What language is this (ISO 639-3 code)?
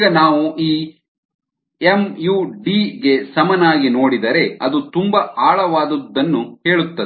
kan